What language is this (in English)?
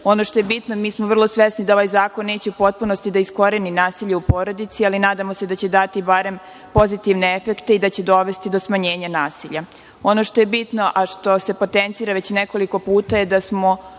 Serbian